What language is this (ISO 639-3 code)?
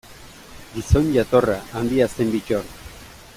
eus